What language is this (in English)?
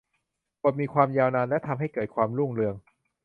Thai